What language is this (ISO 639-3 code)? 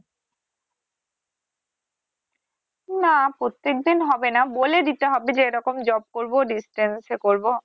ben